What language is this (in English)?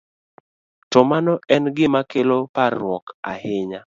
Luo (Kenya and Tanzania)